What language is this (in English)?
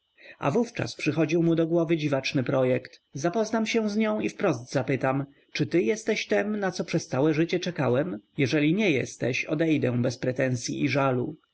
Polish